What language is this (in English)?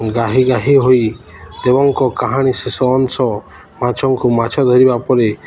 Odia